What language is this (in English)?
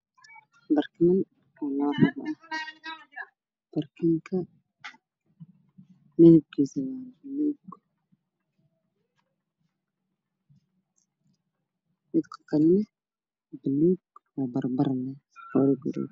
Somali